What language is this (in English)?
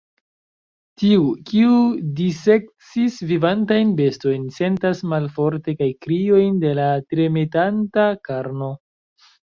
Esperanto